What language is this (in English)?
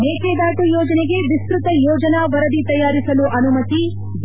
Kannada